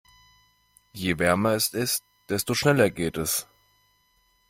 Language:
German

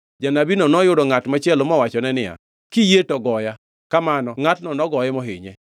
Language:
Luo (Kenya and Tanzania)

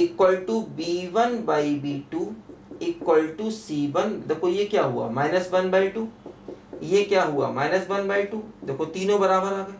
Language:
Hindi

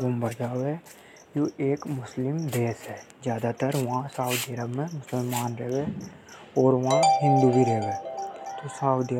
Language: Hadothi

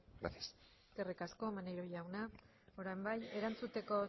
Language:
Basque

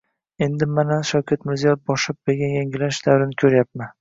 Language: Uzbek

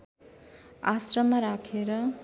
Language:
Nepali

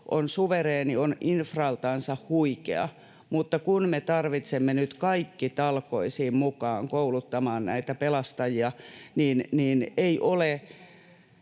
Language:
Finnish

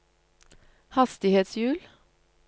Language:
Norwegian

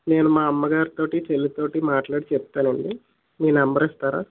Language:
Telugu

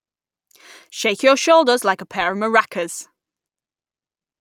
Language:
English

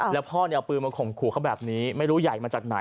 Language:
Thai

